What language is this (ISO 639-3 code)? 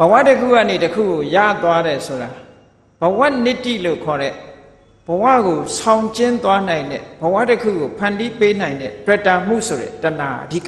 tha